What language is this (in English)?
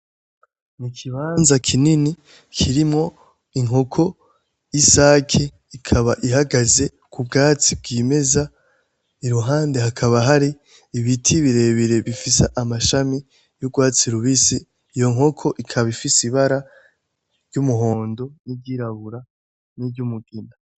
Rundi